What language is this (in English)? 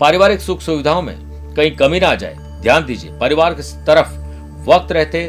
Hindi